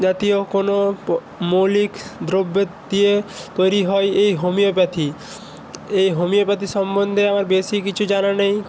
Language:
Bangla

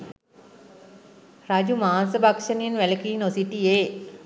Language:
Sinhala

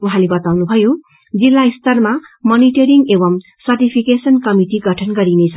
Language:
Nepali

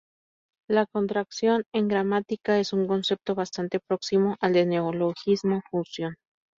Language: Spanish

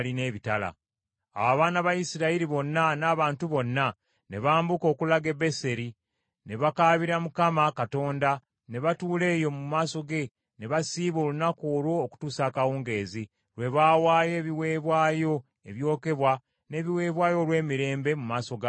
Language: Ganda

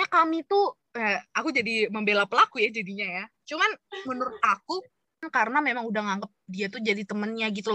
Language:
Indonesian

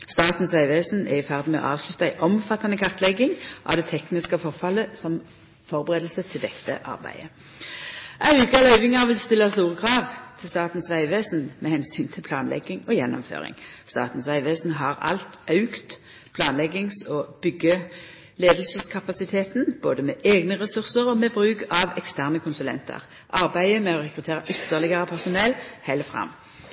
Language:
Norwegian Nynorsk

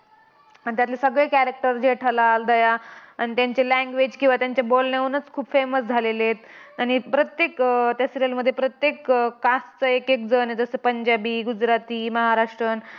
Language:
Marathi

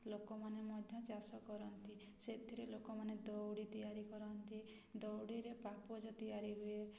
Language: Odia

